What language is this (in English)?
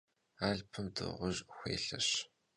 Kabardian